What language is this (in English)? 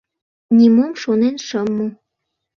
Mari